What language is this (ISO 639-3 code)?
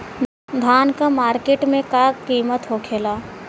bho